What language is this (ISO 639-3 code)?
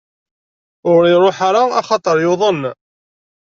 kab